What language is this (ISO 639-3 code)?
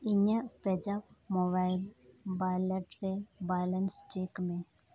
sat